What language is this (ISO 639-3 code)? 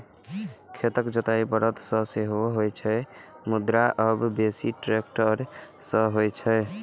mai